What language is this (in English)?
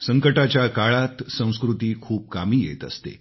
Marathi